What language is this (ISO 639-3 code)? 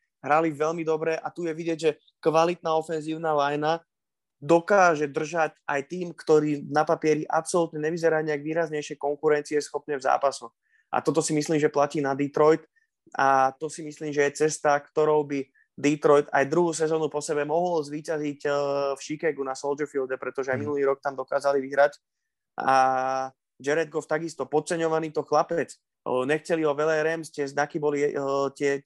slk